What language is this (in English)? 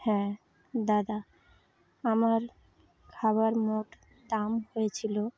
Bangla